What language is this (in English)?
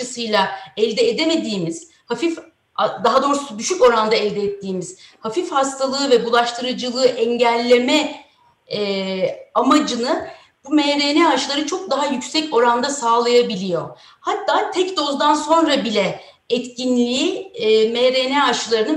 Turkish